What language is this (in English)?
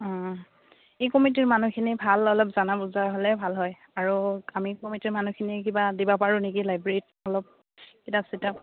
Assamese